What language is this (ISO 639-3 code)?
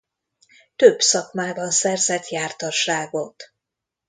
hun